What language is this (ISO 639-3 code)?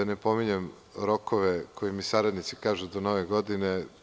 srp